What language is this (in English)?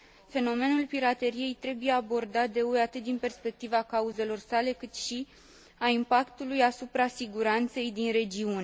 Romanian